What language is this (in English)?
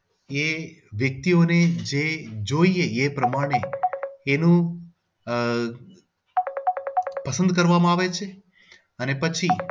Gujarati